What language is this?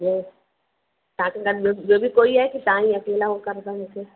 Sindhi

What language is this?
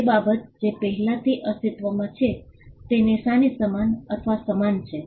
Gujarati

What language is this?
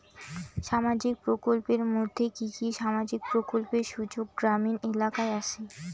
Bangla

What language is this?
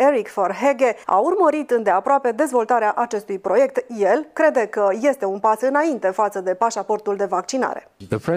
Romanian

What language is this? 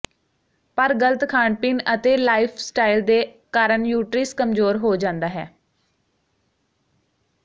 Punjabi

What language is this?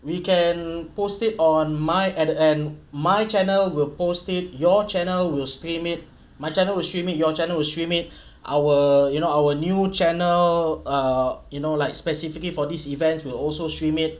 English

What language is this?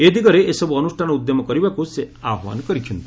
Odia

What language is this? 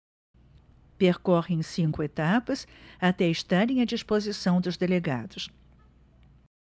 Portuguese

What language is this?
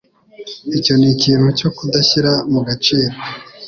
Kinyarwanda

